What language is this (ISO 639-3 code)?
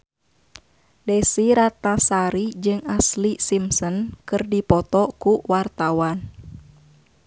sun